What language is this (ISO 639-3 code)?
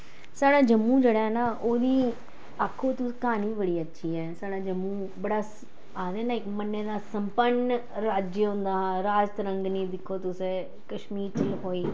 doi